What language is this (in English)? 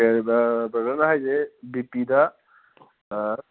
Manipuri